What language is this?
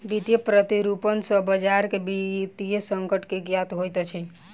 Maithili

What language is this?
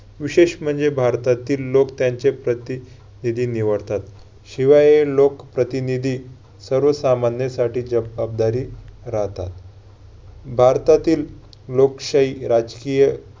Marathi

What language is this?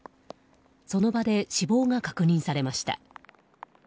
Japanese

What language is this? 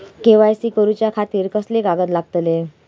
Marathi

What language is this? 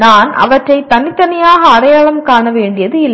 Tamil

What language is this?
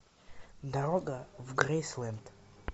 Russian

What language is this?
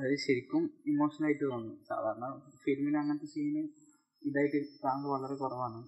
Malayalam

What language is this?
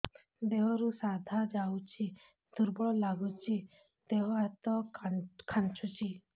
Odia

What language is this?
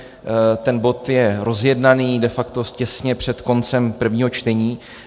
Czech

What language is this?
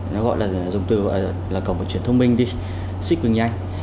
Vietnamese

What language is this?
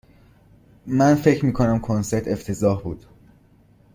Persian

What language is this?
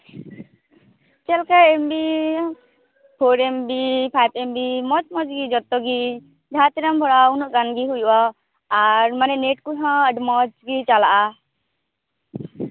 Santali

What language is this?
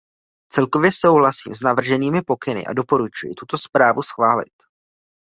Czech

